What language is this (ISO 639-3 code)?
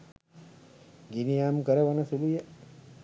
sin